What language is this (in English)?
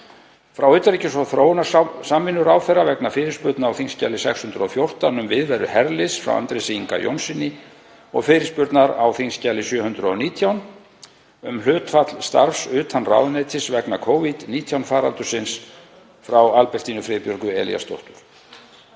Icelandic